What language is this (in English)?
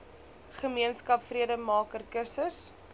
Afrikaans